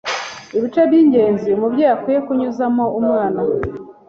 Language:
Kinyarwanda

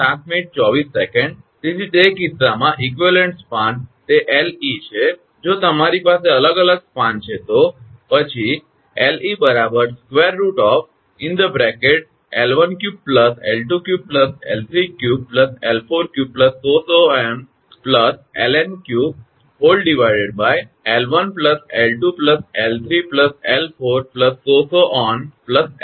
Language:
Gujarati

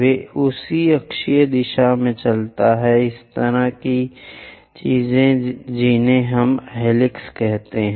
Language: Hindi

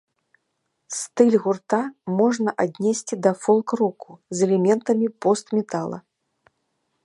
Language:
Belarusian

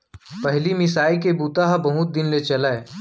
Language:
Chhattisgarhi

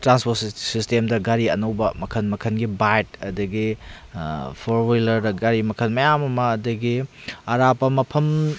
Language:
Manipuri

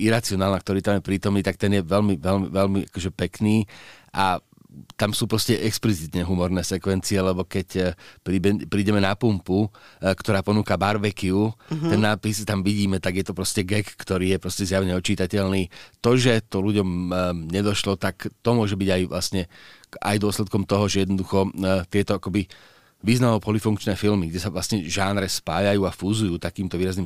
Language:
Slovak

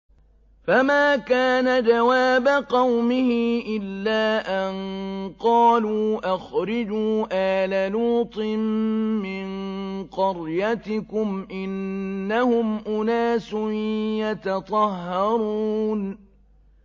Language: Arabic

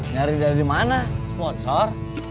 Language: Indonesian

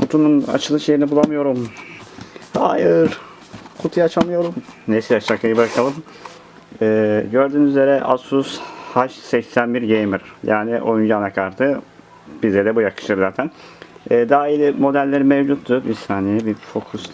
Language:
Turkish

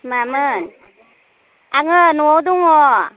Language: Bodo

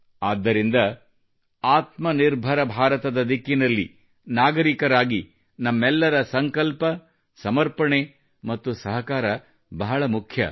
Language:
Kannada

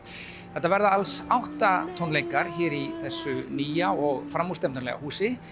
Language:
Icelandic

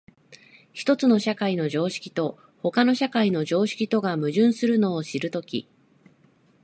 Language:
Japanese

